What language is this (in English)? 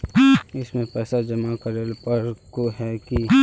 Magahi